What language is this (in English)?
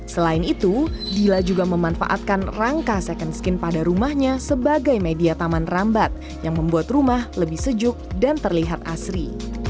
Indonesian